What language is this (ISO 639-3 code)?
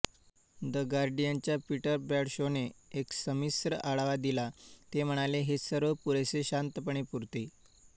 mar